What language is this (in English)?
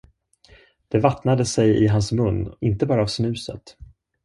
Swedish